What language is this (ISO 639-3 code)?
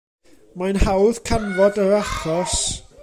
cym